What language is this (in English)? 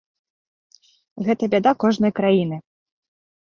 Belarusian